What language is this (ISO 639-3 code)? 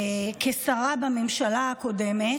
heb